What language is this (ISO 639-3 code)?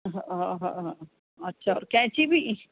snd